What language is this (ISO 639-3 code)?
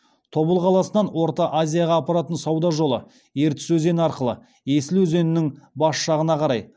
kaz